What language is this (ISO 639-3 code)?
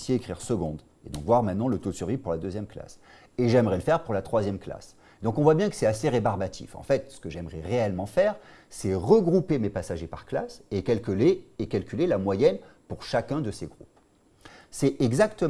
fra